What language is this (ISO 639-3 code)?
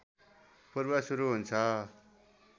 nep